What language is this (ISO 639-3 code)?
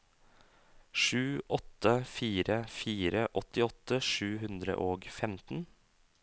nor